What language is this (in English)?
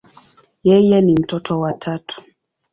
Swahili